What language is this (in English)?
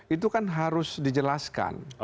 Indonesian